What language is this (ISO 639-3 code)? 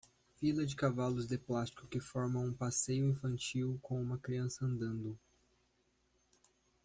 por